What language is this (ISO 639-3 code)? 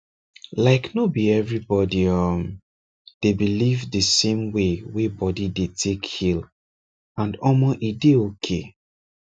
pcm